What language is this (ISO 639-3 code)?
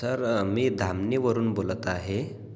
mar